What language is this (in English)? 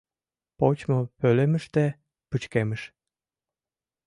Mari